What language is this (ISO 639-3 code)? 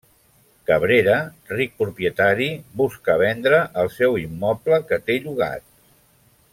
cat